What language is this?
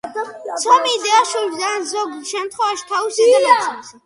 Georgian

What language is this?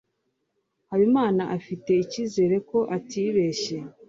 Kinyarwanda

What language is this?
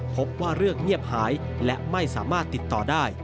Thai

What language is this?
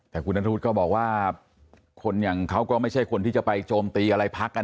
Thai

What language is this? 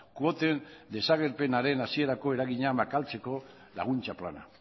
Basque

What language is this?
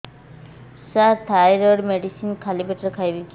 Odia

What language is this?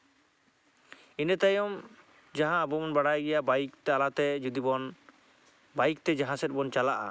Santali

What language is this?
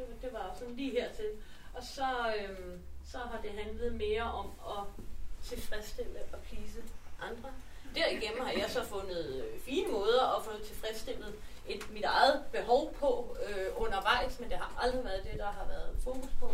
Danish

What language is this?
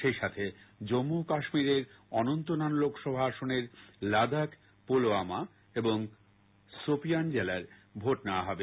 Bangla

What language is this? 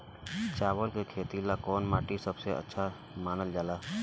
Bhojpuri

